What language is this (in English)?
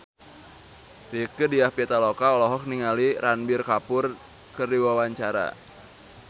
Sundanese